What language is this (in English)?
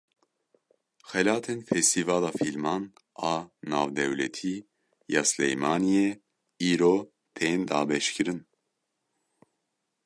Kurdish